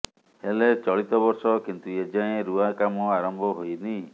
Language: Odia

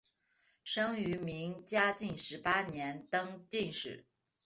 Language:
Chinese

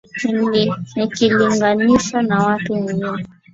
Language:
Swahili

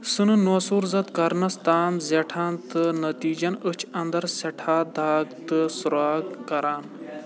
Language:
Kashmiri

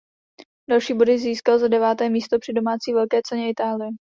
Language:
Czech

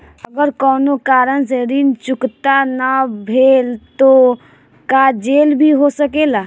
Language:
Bhojpuri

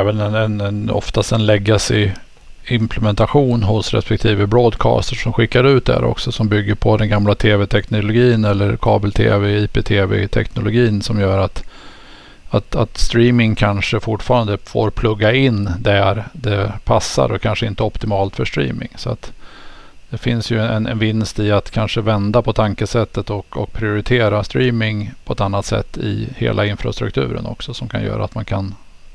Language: Swedish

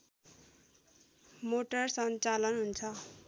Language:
Nepali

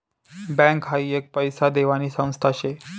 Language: Marathi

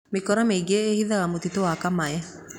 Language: Kikuyu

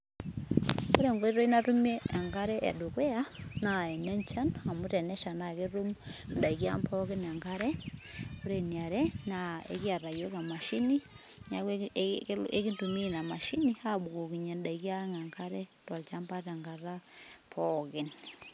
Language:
Masai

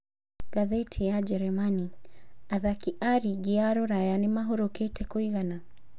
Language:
Kikuyu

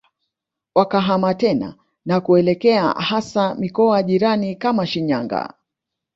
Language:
Swahili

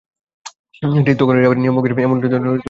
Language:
Bangla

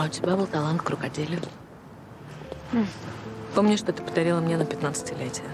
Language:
Russian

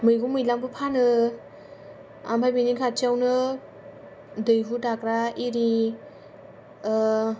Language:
Bodo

